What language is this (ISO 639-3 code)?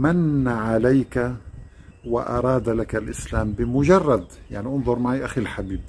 ara